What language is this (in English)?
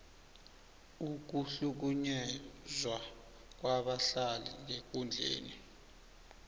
South Ndebele